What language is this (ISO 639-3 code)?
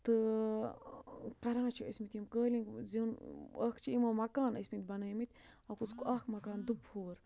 kas